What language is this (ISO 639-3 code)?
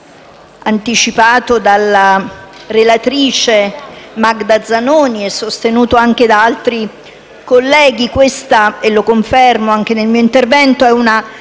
ita